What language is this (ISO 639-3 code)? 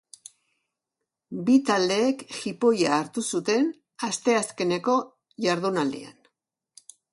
eus